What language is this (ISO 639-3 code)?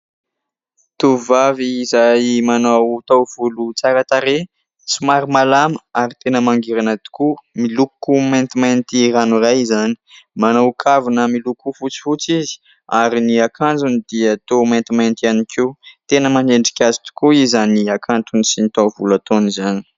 mlg